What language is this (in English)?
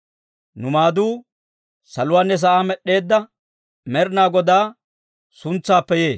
Dawro